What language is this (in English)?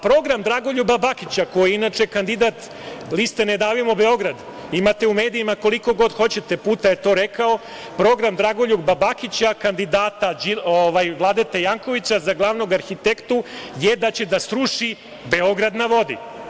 Serbian